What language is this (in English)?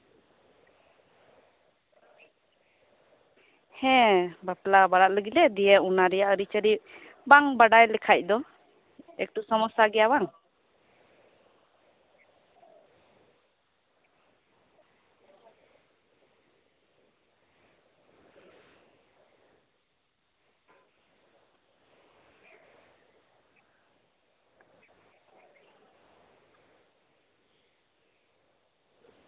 Santali